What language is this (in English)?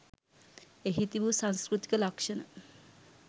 Sinhala